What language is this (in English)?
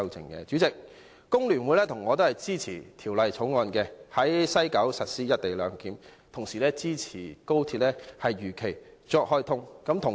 Cantonese